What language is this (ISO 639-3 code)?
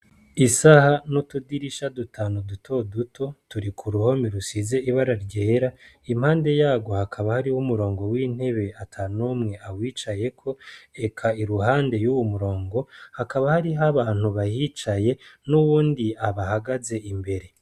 run